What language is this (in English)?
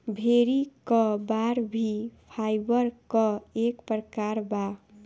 Bhojpuri